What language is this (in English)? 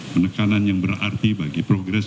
Indonesian